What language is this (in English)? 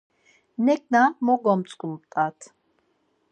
Laz